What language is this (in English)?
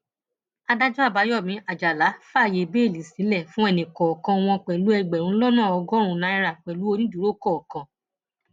Yoruba